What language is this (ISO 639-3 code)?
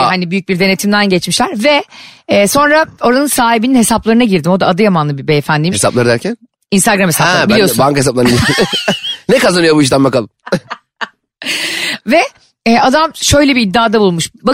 tur